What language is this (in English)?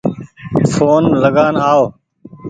Goaria